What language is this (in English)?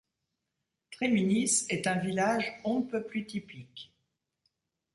French